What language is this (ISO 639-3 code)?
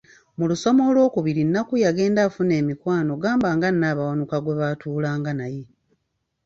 lug